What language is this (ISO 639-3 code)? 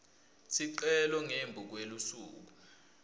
ssw